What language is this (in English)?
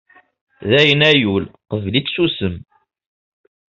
Kabyle